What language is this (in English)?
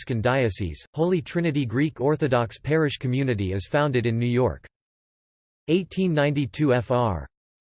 English